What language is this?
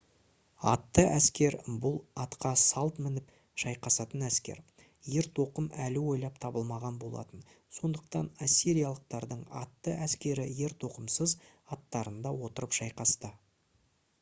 Kazakh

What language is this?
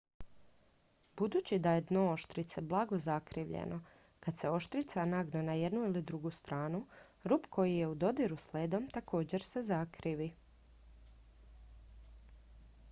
Croatian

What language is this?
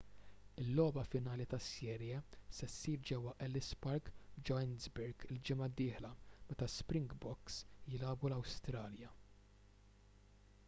Maltese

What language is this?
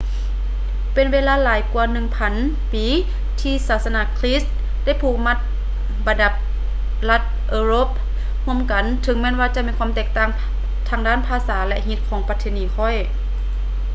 Lao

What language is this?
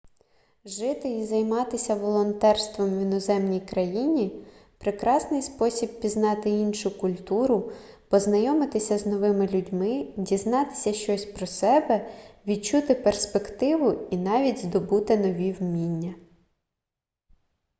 Ukrainian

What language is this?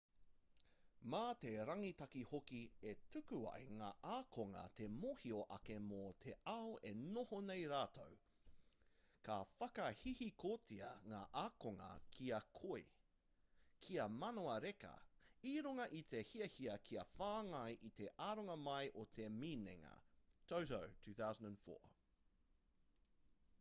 Māori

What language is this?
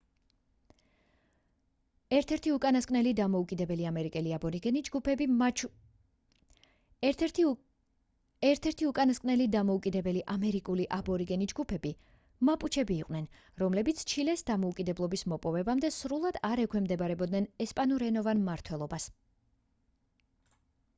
Georgian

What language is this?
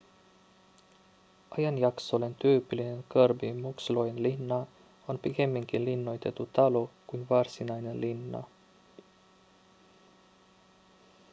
Finnish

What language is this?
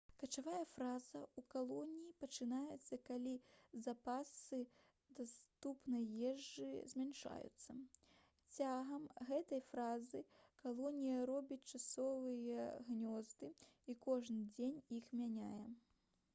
Belarusian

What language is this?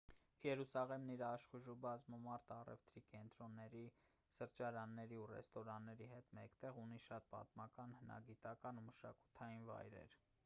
Armenian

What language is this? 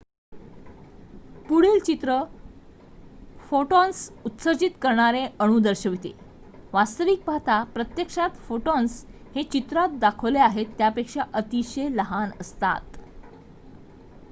Marathi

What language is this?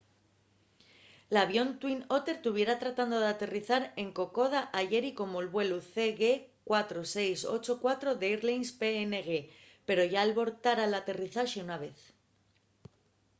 Asturian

